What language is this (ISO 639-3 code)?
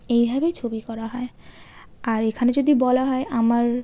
ben